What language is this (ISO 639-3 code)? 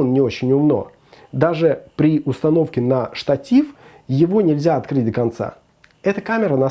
rus